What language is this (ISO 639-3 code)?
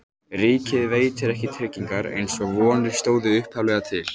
isl